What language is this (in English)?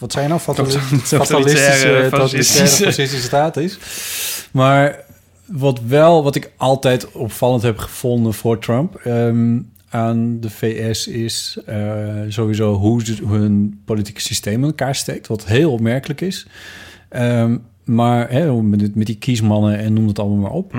Dutch